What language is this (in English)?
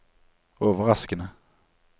Norwegian